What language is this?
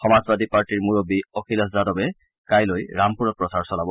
Assamese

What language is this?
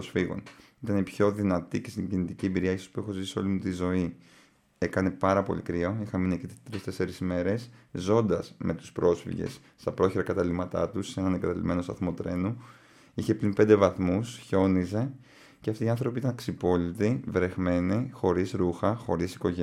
Greek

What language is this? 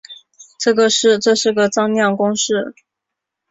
Chinese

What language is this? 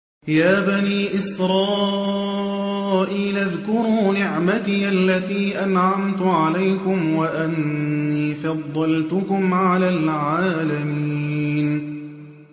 Arabic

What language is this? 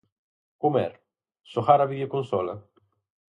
Galician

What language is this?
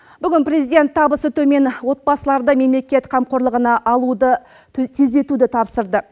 Kazakh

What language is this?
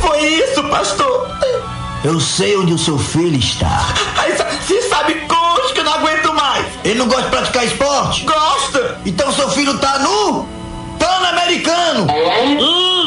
Portuguese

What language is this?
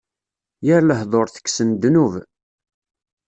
Kabyle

